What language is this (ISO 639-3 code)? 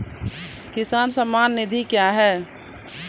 mai